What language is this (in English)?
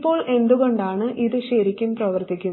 Malayalam